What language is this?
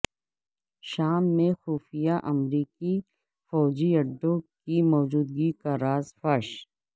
Urdu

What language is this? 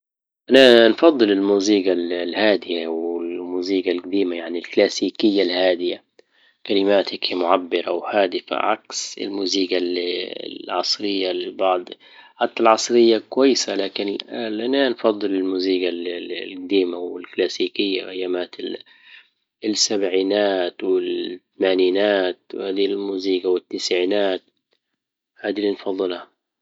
Libyan Arabic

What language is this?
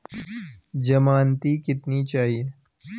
Hindi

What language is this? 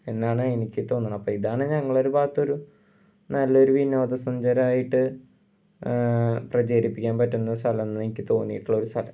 Malayalam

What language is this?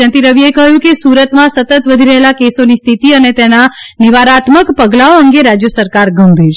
Gujarati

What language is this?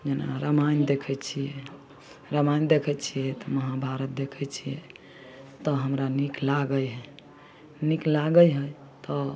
Maithili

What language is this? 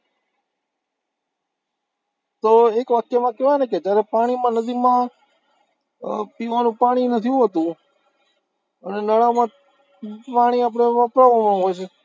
Gujarati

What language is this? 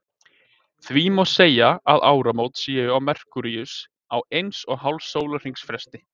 Icelandic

